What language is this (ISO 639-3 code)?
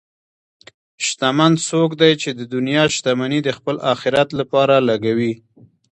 pus